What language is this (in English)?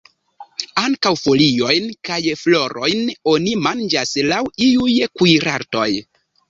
Esperanto